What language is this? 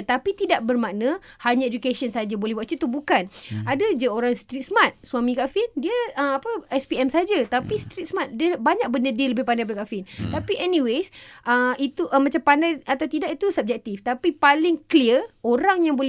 Malay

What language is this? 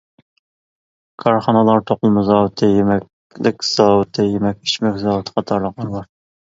Uyghur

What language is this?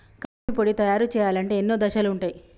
Telugu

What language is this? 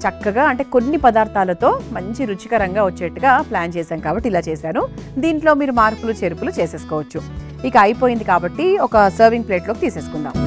Telugu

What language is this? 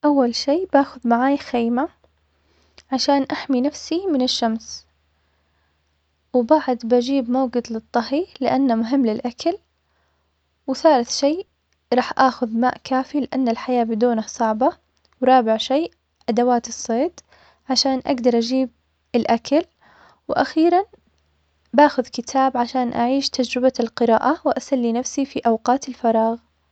Omani Arabic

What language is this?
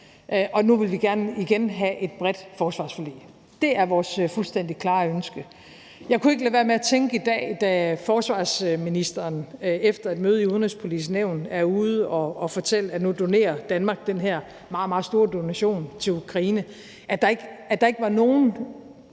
Danish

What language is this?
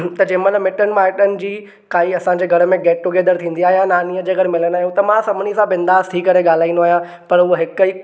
Sindhi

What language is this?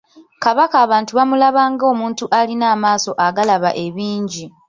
Ganda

